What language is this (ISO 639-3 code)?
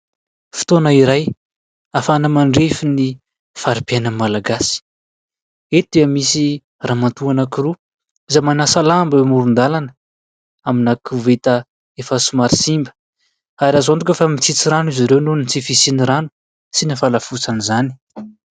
mlg